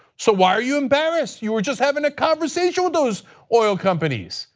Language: English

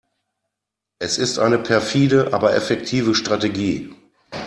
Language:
German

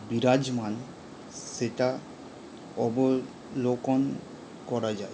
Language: Bangla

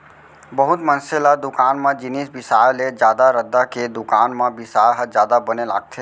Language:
Chhattisgarhi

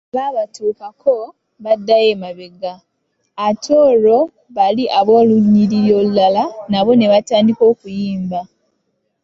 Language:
Ganda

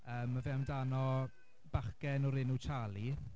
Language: Welsh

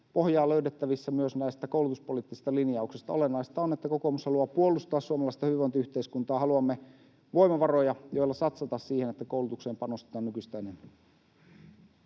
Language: Finnish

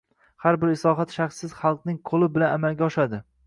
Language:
Uzbek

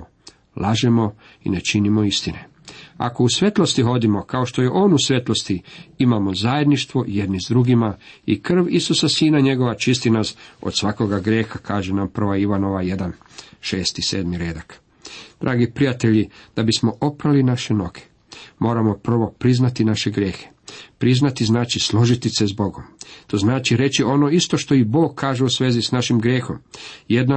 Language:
Croatian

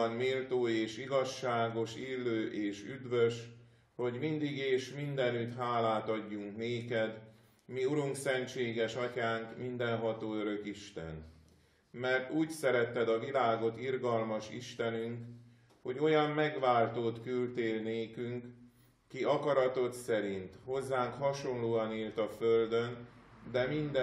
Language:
Hungarian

